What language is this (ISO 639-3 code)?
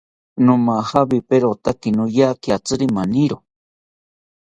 cpy